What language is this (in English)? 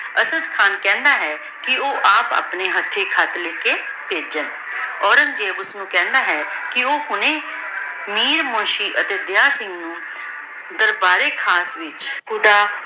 Punjabi